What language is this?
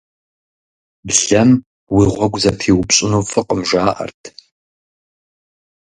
Kabardian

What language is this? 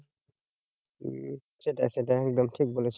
Bangla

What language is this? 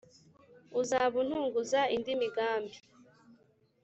Kinyarwanda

